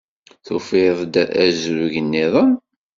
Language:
Kabyle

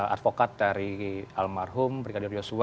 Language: Indonesian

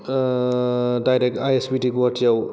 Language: Bodo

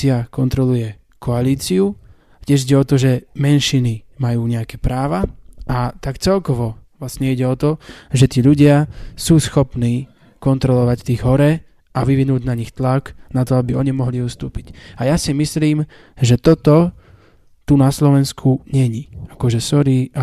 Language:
Slovak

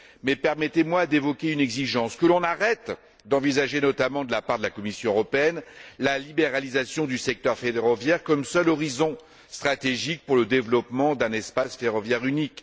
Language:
French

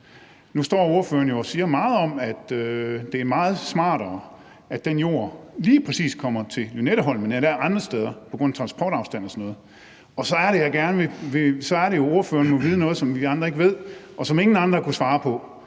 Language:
Danish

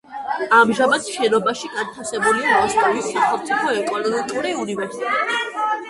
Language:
Georgian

